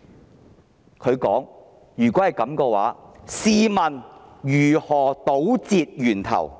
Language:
Cantonese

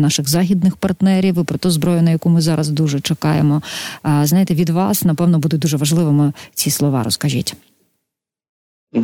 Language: Ukrainian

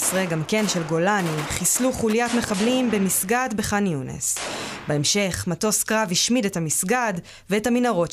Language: Hebrew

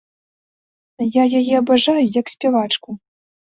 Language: Belarusian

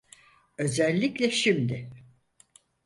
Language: Turkish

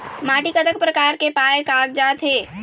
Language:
Chhattisgarhi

